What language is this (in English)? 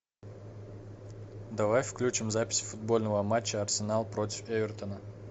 Russian